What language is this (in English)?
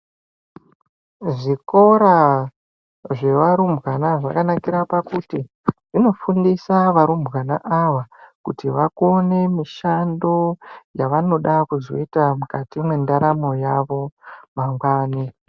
Ndau